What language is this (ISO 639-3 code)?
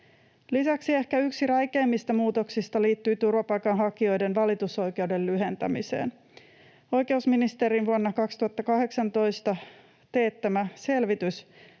fin